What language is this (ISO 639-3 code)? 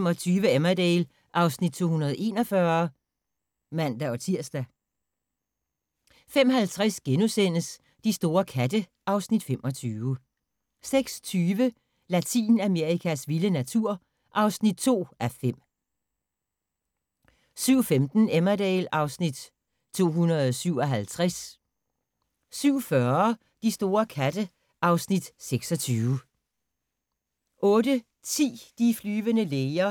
dan